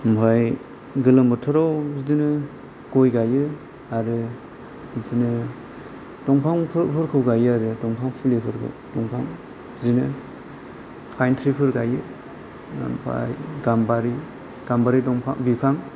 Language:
Bodo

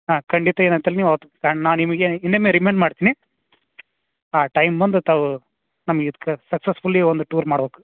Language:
Kannada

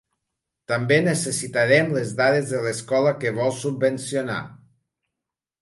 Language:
Catalan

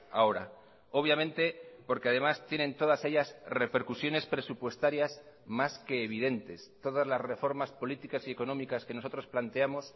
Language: Spanish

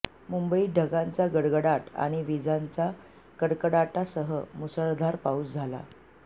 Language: Marathi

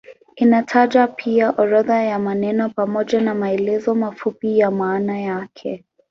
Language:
Swahili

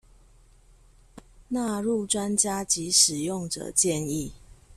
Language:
Chinese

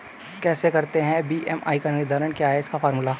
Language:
Hindi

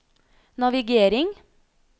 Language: Norwegian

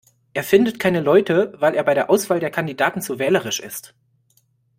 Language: German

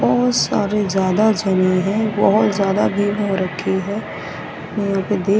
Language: Hindi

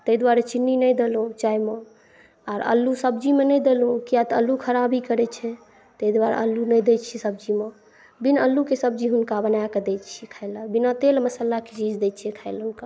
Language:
Maithili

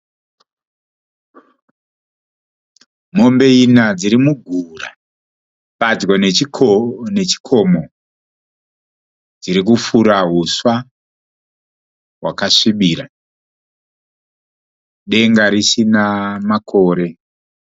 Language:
Shona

